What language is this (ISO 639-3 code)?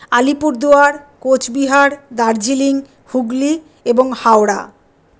ben